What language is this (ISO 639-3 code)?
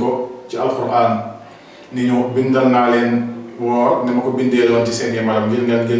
ind